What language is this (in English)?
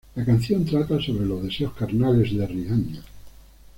Spanish